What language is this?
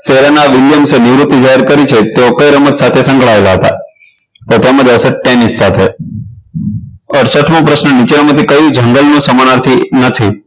Gujarati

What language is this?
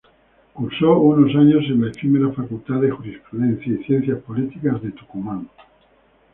Spanish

